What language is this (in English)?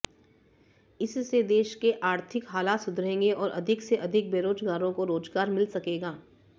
Hindi